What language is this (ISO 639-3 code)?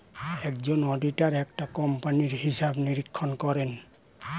ben